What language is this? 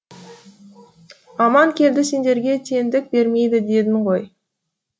Kazakh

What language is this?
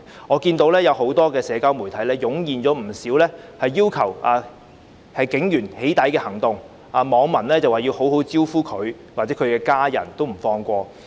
Cantonese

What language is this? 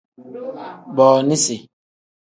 Tem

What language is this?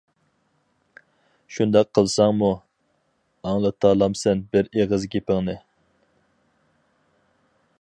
Uyghur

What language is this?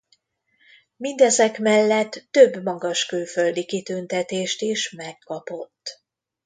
Hungarian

